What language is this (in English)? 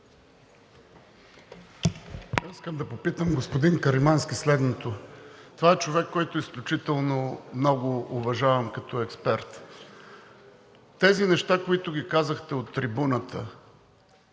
Bulgarian